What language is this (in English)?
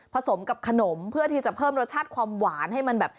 Thai